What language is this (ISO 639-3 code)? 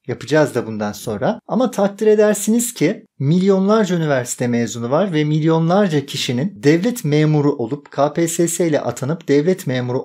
tur